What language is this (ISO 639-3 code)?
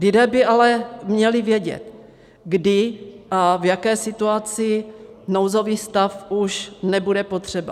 ces